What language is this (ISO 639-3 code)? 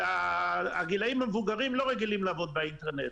heb